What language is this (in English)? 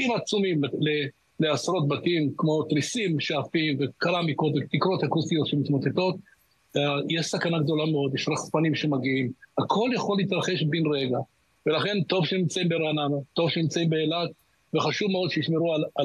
Hebrew